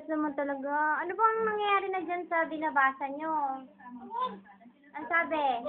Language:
Filipino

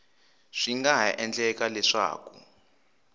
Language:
Tsonga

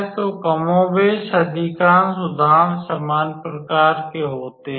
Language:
Hindi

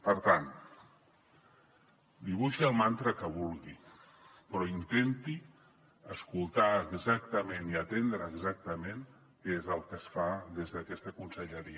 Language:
Catalan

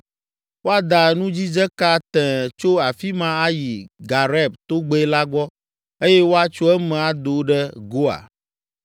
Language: Ewe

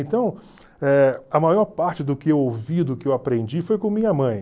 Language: Portuguese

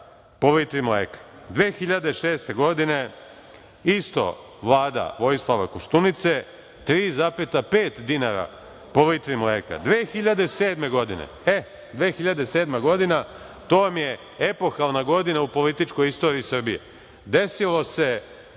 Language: Serbian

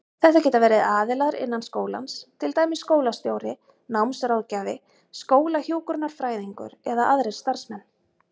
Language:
Icelandic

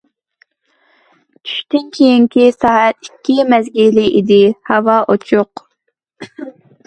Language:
Uyghur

